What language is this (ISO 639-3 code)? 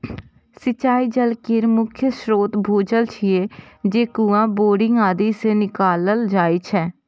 mai